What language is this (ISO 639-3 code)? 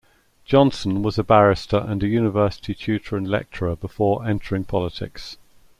eng